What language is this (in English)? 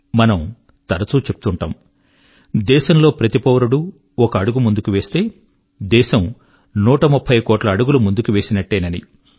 Telugu